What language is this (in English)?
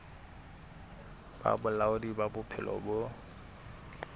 Southern Sotho